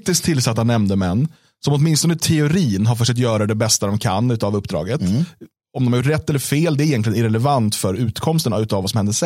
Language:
Swedish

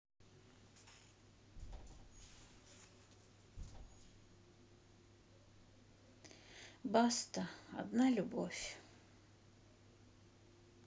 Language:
Russian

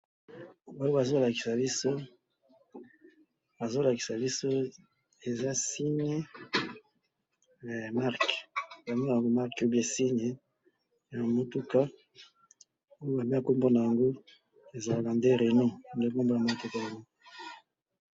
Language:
Lingala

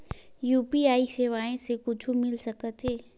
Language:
Chhattisgarhi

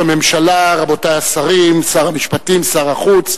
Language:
Hebrew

